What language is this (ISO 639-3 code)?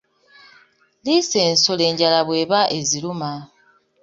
lug